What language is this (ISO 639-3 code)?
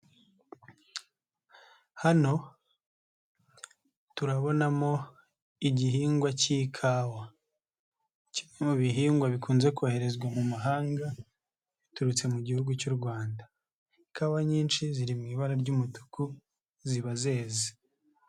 kin